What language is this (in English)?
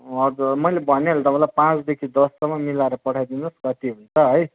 Nepali